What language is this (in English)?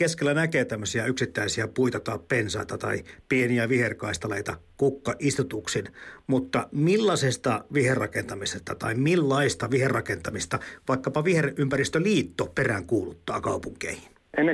Finnish